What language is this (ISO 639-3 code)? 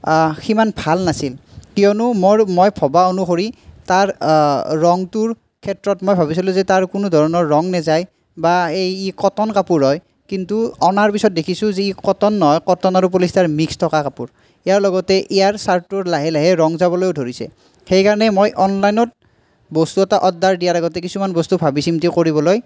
asm